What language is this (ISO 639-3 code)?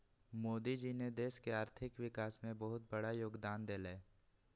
mag